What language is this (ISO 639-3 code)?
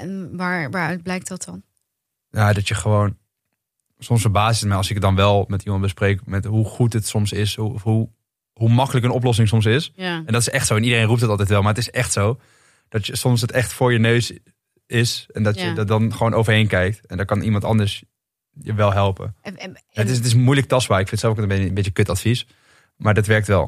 nld